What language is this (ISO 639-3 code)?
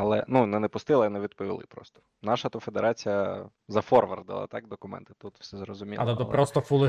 ukr